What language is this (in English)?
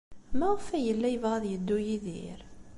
Kabyle